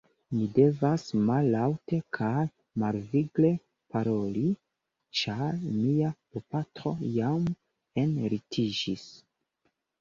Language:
Esperanto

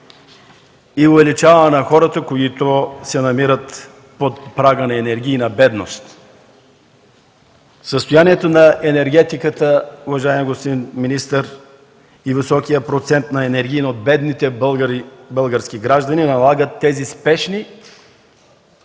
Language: Bulgarian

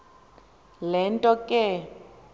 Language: Xhosa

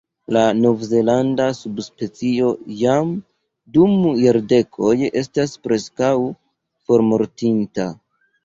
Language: Esperanto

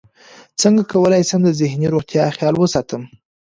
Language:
Pashto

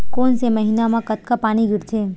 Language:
Chhattisgarhi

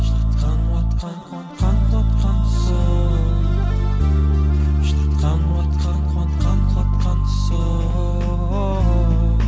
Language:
Kazakh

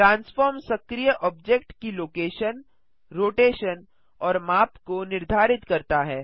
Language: Hindi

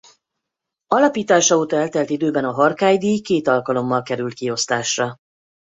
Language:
Hungarian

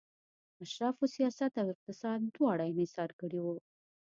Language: Pashto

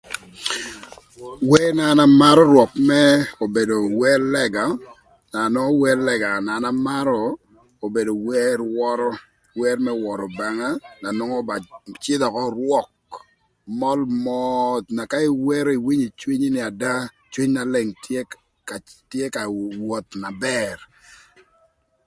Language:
Thur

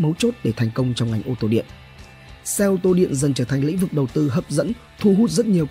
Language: Vietnamese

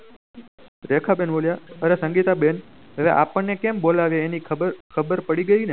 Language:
Gujarati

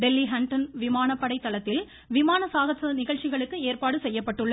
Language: Tamil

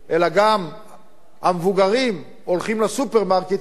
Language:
Hebrew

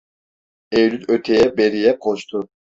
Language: Turkish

